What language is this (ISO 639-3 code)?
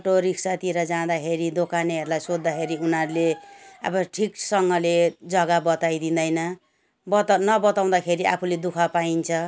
nep